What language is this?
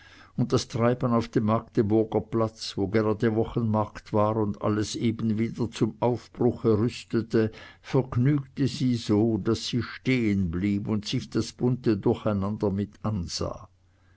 German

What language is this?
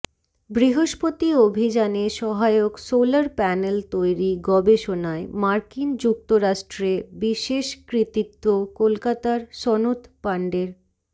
Bangla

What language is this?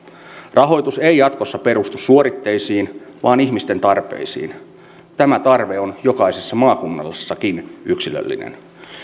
Finnish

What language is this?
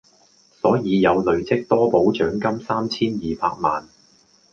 Cantonese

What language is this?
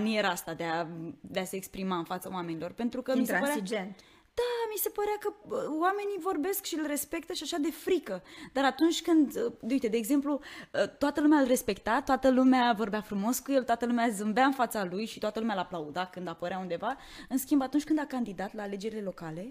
Romanian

